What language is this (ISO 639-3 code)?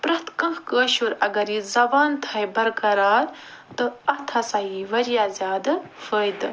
kas